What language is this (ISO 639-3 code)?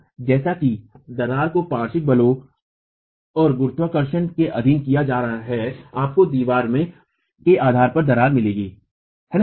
hin